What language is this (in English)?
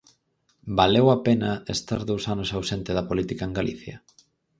Galician